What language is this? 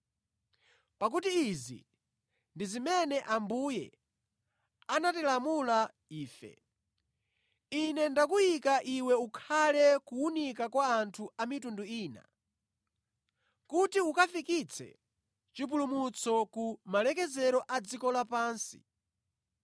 Nyanja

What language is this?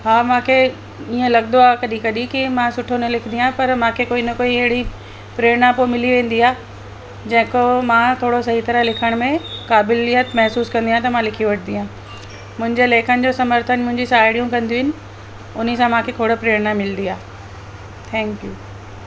Sindhi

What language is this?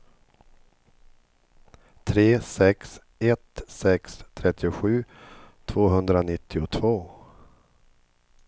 Swedish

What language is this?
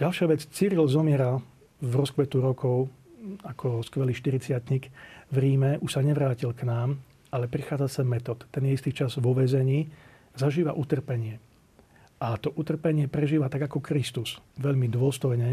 Slovak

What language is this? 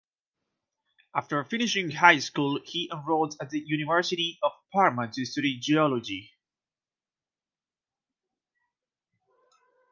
English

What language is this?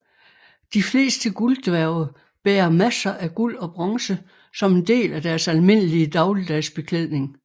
Danish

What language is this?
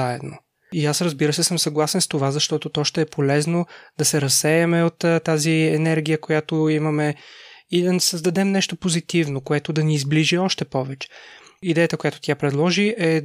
Bulgarian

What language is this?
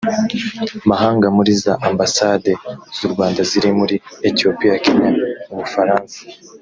Kinyarwanda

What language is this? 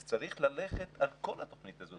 Hebrew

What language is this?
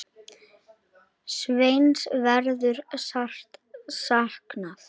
Icelandic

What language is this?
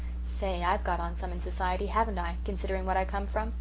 English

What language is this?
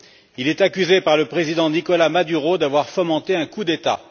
French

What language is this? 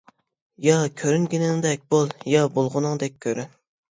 Uyghur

